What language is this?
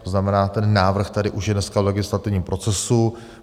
Czech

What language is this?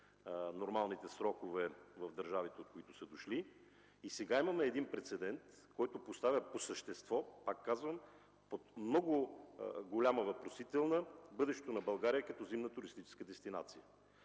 Bulgarian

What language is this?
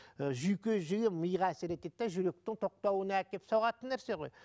Kazakh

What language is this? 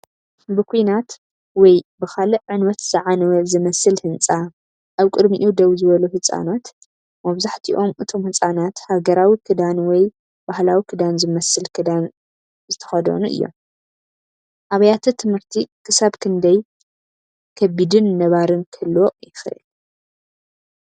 Tigrinya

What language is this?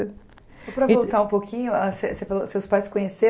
Portuguese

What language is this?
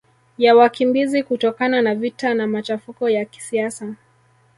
Swahili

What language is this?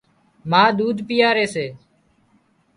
Wadiyara Koli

